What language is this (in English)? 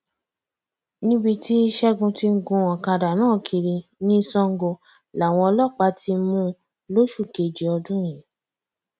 Yoruba